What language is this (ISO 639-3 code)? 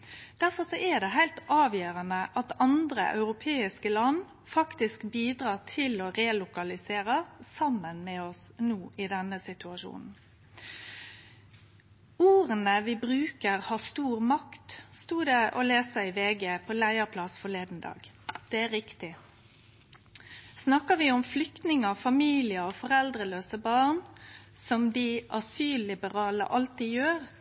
nno